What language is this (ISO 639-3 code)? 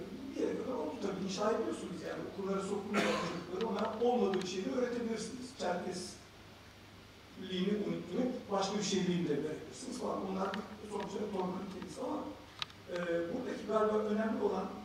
tur